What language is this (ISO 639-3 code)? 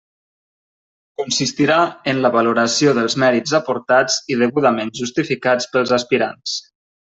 cat